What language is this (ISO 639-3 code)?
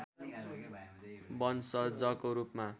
nep